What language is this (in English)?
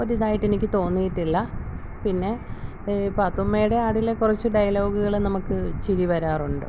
Malayalam